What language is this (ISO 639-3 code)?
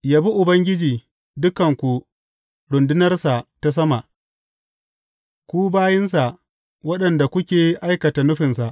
hau